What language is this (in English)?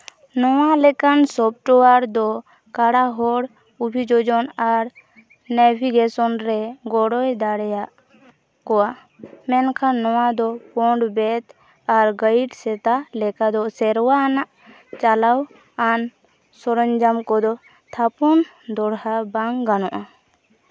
Santali